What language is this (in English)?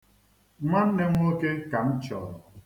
Igbo